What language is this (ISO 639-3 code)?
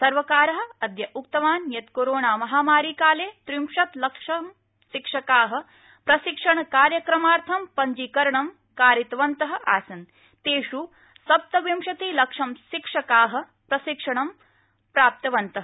san